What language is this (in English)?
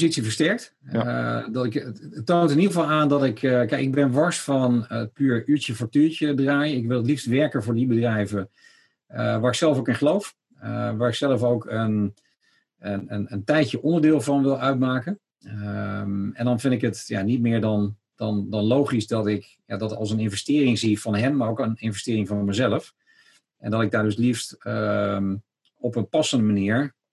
Dutch